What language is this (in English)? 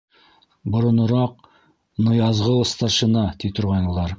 Bashkir